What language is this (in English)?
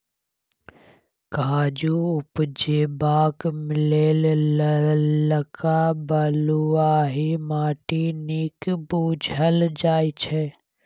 Maithili